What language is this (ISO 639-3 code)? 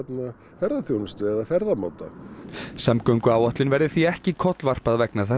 isl